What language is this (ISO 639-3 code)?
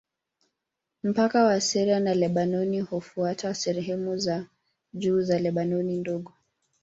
swa